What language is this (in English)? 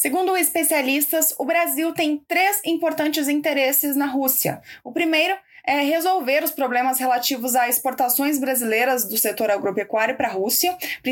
Portuguese